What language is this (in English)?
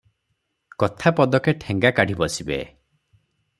Odia